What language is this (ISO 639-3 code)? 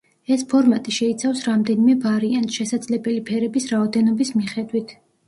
kat